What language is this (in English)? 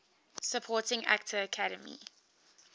English